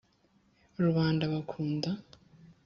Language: Kinyarwanda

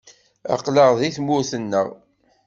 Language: Kabyle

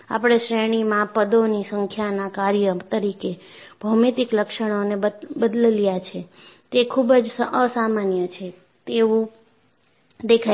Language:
Gujarati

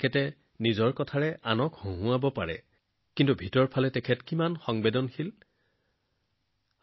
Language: Assamese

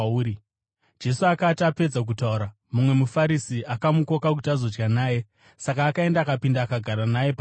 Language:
Shona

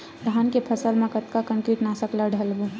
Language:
Chhattisgarhi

